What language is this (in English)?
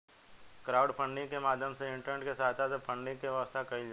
Bhojpuri